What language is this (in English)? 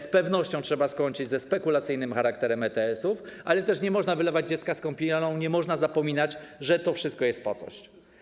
Polish